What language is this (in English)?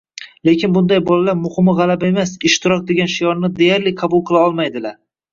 Uzbek